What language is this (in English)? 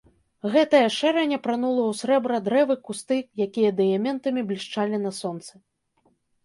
Belarusian